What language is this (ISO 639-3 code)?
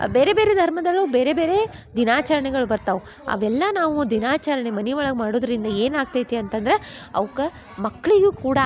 kan